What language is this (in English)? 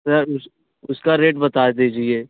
Hindi